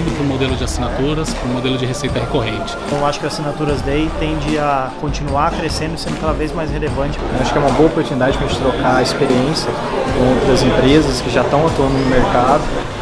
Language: Portuguese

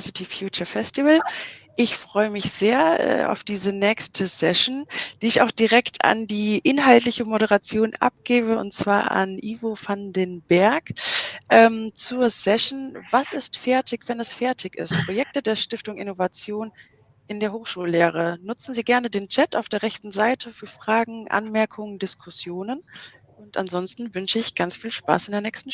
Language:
German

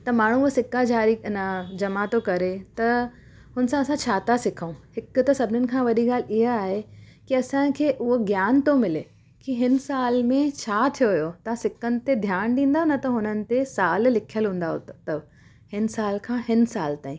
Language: Sindhi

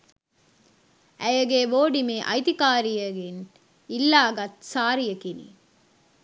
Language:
Sinhala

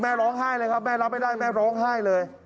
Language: Thai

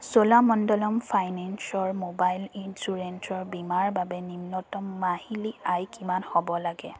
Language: Assamese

